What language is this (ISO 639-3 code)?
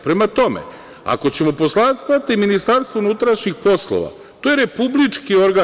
srp